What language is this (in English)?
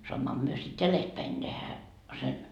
Finnish